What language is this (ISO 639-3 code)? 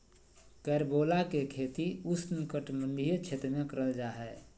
mag